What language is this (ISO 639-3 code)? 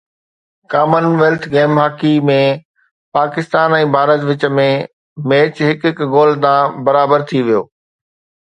snd